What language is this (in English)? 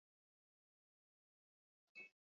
Basque